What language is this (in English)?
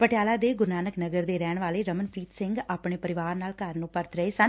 Punjabi